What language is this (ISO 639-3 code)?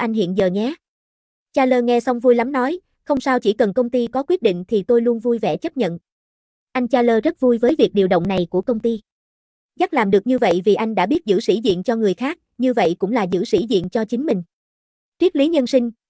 vie